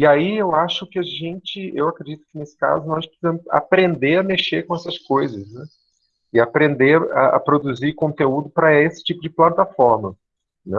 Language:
Portuguese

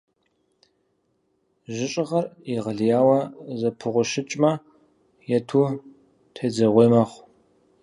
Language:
Kabardian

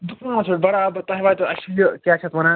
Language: Kashmiri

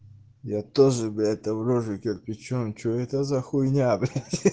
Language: Russian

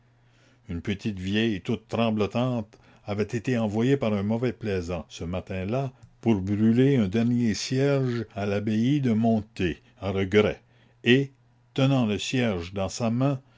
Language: French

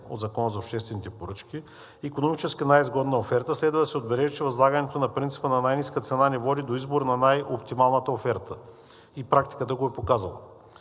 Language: Bulgarian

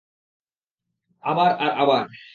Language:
Bangla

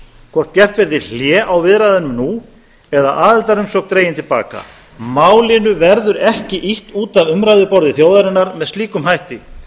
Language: Icelandic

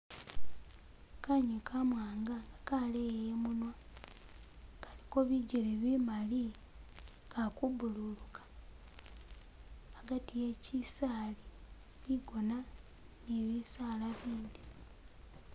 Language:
Masaaba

